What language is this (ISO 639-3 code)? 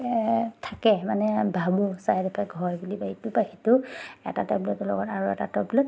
asm